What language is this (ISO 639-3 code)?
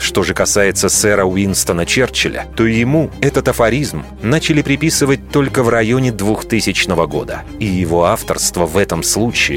rus